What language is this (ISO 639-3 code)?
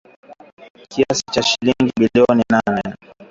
swa